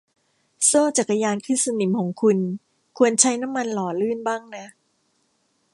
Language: Thai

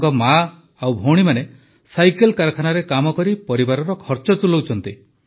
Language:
Odia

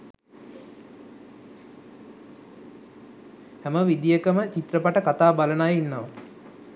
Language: Sinhala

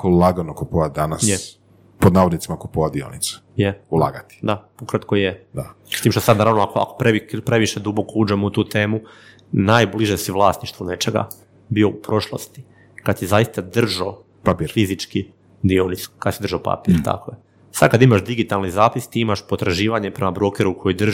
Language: Croatian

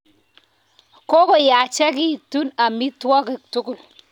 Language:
Kalenjin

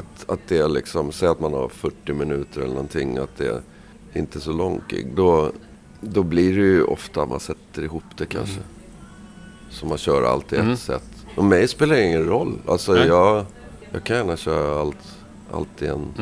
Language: Swedish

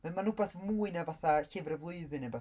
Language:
Welsh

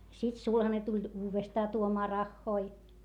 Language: Finnish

